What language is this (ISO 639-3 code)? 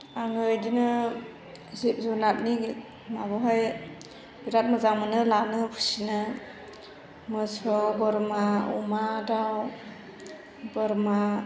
brx